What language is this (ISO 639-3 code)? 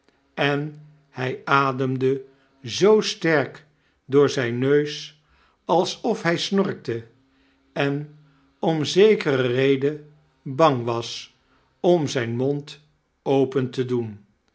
nld